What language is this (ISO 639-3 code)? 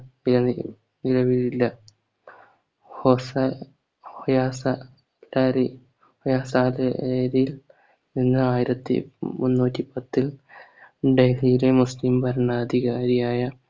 mal